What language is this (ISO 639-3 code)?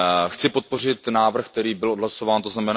ces